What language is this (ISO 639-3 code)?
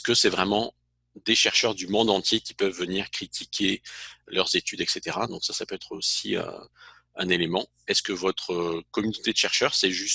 fra